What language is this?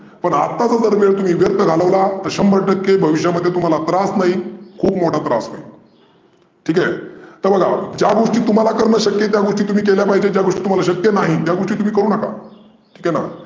Marathi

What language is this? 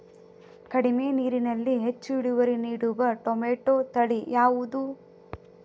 Kannada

